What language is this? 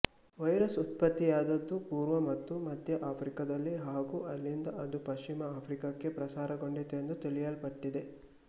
Kannada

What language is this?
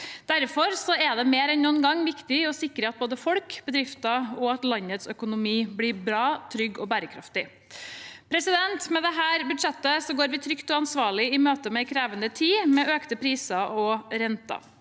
Norwegian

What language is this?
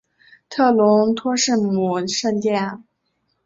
Chinese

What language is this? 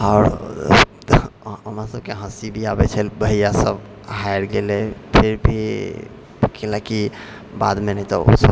Maithili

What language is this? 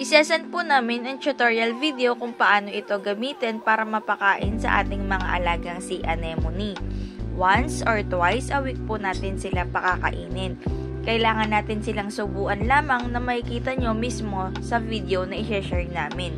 Filipino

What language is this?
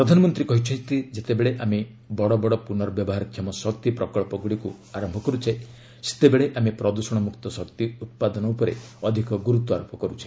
Odia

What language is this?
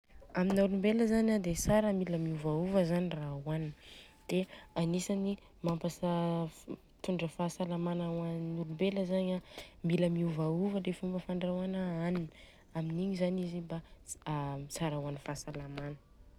Southern Betsimisaraka Malagasy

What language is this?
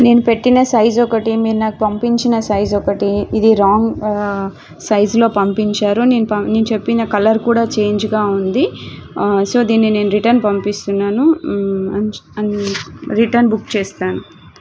Telugu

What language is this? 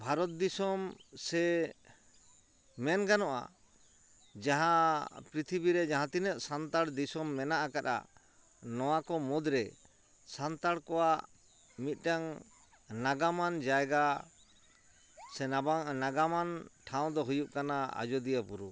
Santali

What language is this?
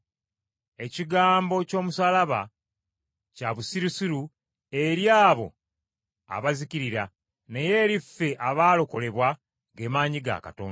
Ganda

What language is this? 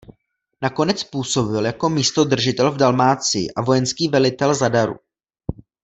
Czech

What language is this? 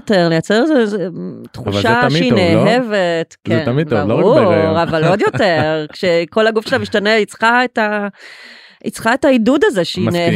Hebrew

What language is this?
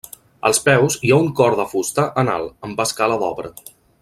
Catalan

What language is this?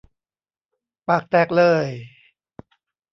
Thai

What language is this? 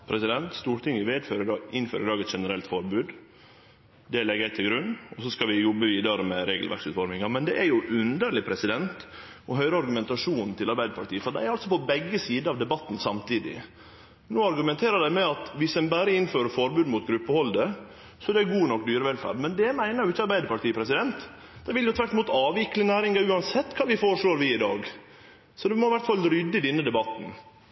Norwegian Nynorsk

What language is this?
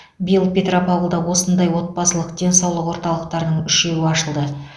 Kazakh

